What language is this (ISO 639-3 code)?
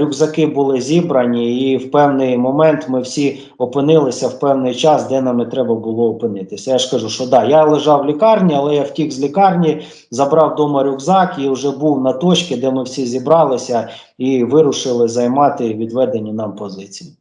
ukr